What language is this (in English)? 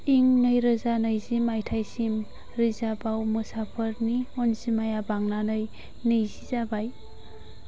Bodo